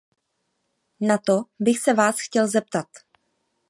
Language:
Czech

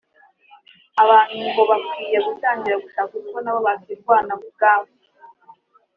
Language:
Kinyarwanda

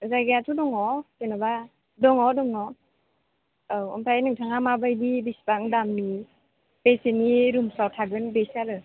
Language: Bodo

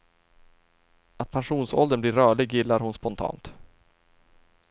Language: Swedish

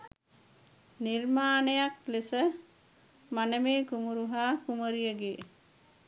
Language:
Sinhala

